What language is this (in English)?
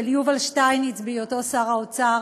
Hebrew